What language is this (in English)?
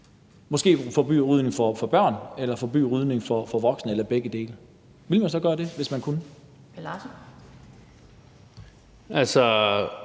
Danish